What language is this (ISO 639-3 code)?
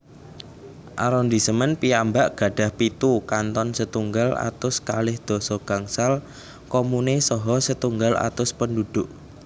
jav